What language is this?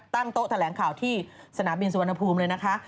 Thai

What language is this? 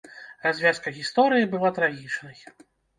Belarusian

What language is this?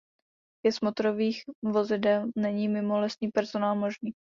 Czech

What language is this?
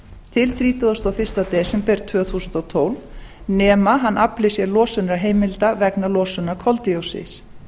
Icelandic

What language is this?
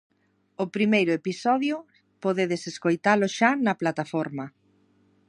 Galician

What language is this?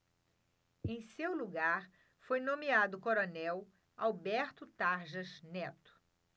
Portuguese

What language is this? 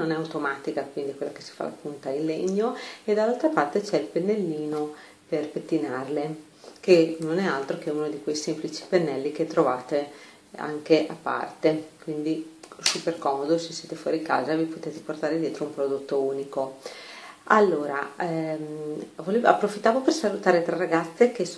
Italian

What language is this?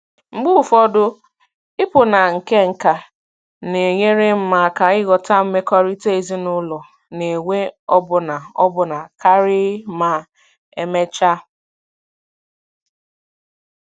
Igbo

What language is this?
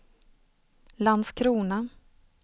Swedish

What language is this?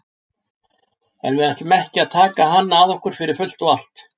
Icelandic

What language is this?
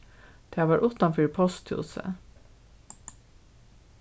Faroese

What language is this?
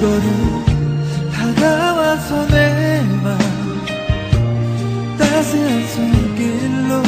Korean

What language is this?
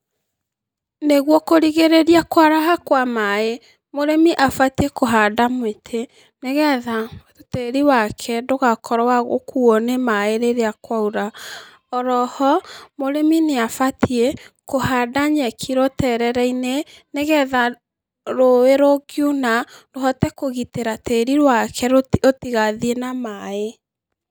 Kikuyu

